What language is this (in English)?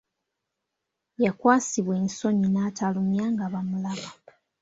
Ganda